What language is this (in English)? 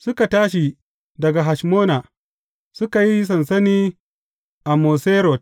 Hausa